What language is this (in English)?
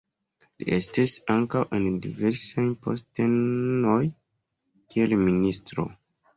Esperanto